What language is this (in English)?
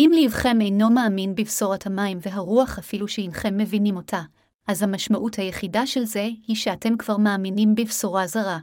Hebrew